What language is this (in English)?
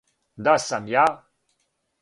Serbian